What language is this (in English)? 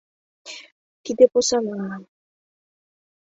Mari